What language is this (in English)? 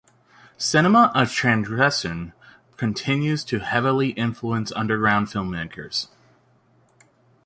English